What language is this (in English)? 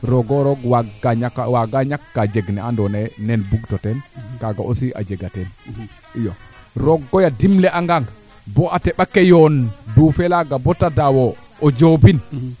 Serer